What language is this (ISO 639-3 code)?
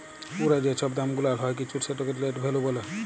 ben